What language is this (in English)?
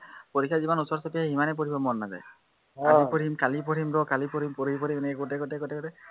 Assamese